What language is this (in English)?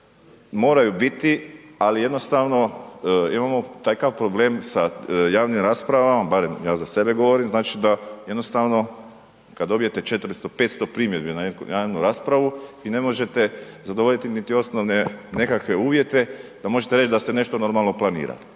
Croatian